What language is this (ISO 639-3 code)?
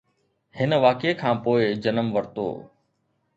snd